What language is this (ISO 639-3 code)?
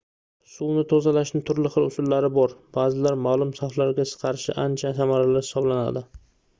uzb